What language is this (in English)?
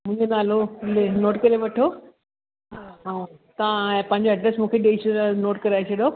Sindhi